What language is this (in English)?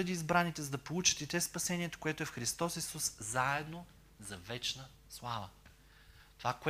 Bulgarian